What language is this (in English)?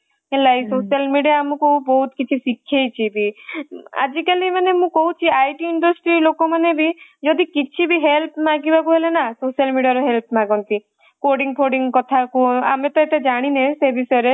Odia